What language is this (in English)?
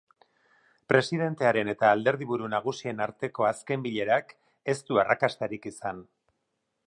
Basque